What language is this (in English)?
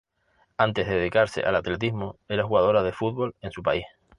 Spanish